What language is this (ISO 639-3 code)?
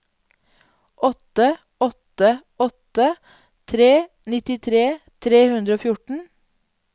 nor